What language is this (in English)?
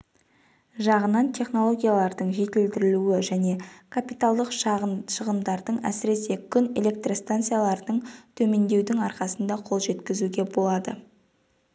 Kazakh